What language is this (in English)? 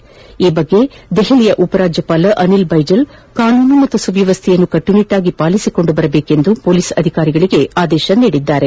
Kannada